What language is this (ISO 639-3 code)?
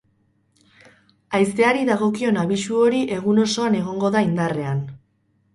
eus